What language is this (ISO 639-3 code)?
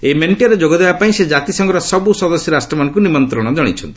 ori